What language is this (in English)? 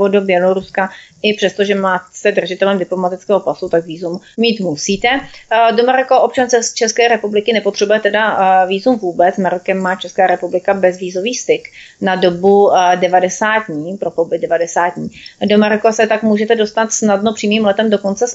Czech